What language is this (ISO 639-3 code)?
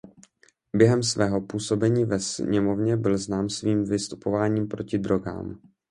ces